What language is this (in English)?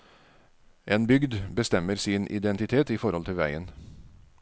Norwegian